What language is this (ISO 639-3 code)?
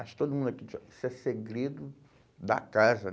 por